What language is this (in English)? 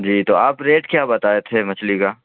Urdu